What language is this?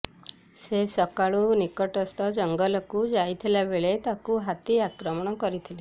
Odia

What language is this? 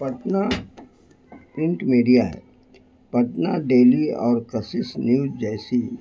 Urdu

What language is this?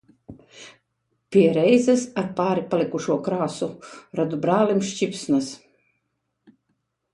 Latvian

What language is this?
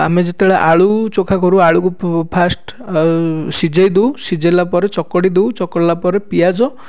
Odia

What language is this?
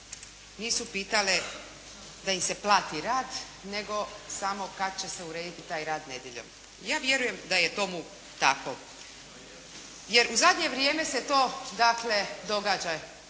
Croatian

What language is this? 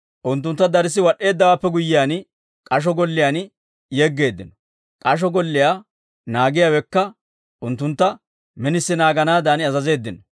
Dawro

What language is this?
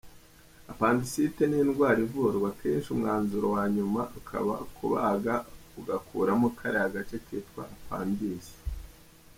Kinyarwanda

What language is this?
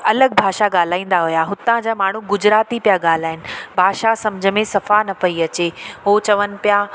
Sindhi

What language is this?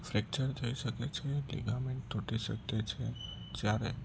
Gujarati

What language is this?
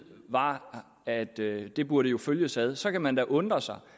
Danish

